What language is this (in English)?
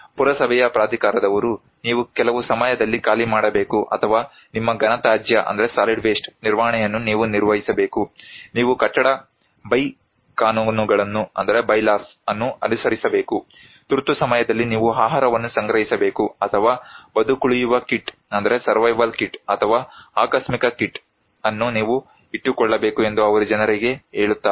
Kannada